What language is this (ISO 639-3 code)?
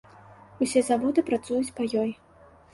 bel